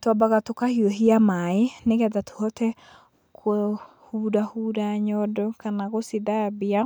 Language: Kikuyu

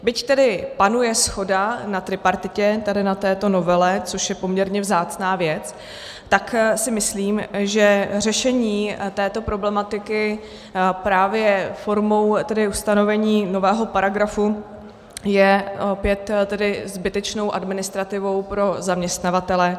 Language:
Czech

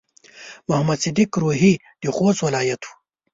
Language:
Pashto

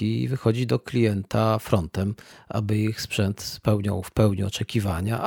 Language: Polish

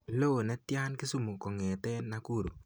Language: Kalenjin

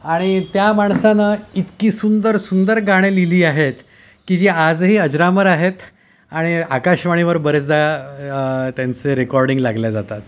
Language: Marathi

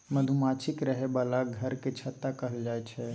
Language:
Maithili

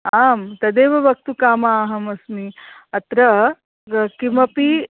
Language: Sanskrit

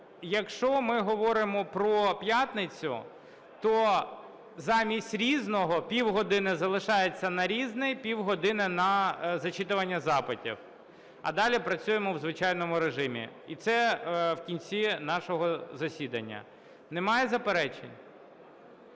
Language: Ukrainian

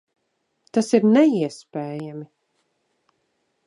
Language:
Latvian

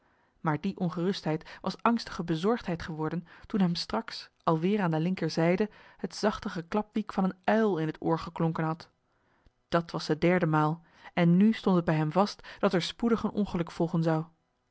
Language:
Dutch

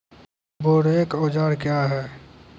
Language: Maithili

